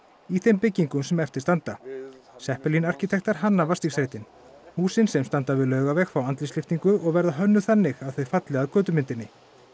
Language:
Icelandic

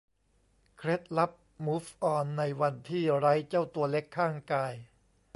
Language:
Thai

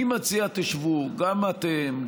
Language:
Hebrew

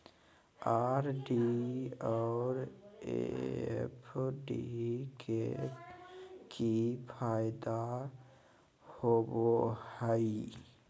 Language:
Magahi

